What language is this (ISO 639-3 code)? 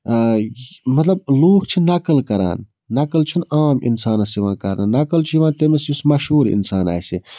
kas